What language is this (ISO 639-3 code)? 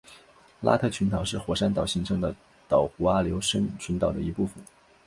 zho